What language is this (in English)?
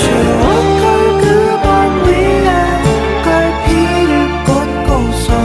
Korean